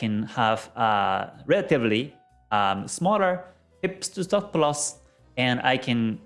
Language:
English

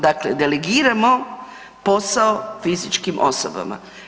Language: Croatian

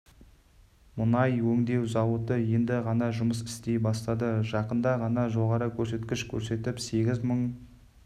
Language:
Kazakh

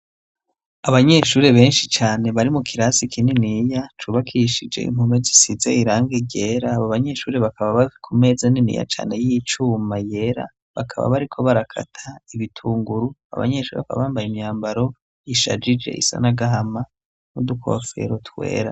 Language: Rundi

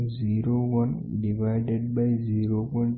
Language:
Gujarati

